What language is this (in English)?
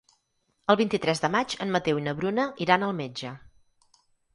Catalan